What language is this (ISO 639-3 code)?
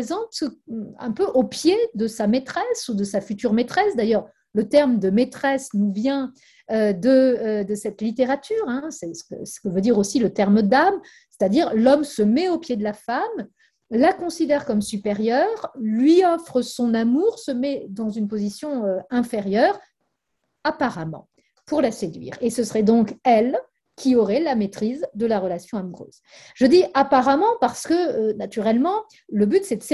fra